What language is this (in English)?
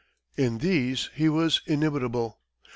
English